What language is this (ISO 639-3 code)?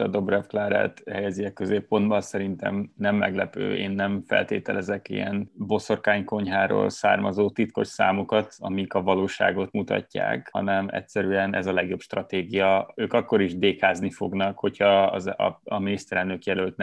hun